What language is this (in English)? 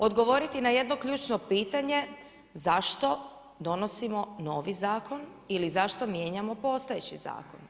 Croatian